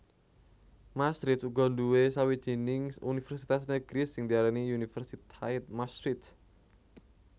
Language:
Javanese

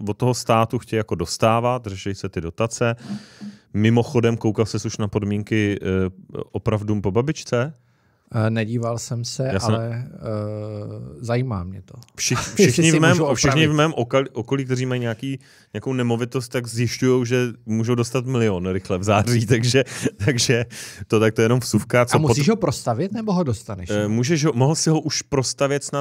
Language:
Czech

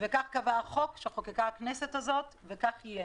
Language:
Hebrew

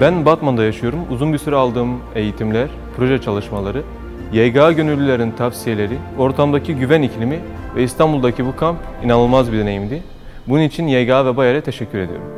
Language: Turkish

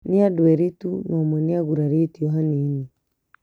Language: Kikuyu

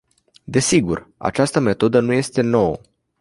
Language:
Romanian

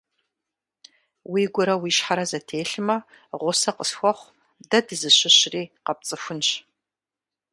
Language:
Kabardian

